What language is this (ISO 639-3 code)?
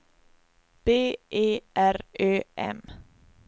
swe